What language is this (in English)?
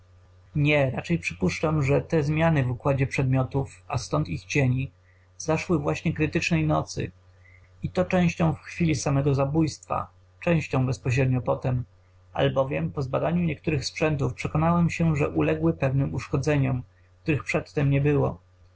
Polish